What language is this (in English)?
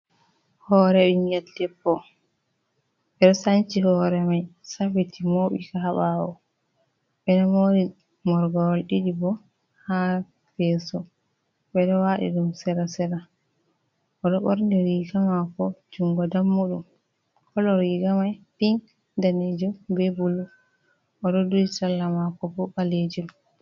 Fula